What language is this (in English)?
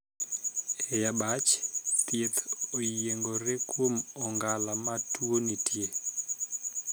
Luo (Kenya and Tanzania)